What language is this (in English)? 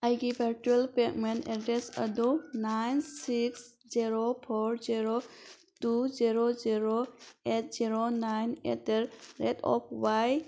Manipuri